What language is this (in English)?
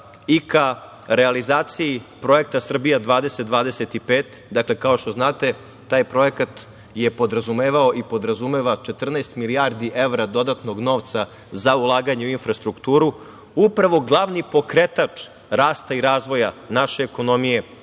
Serbian